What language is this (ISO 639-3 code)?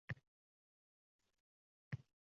uzb